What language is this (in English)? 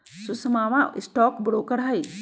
Magahi